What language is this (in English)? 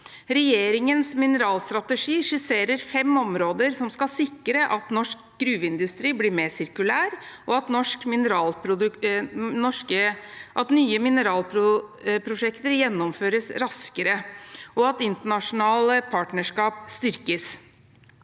Norwegian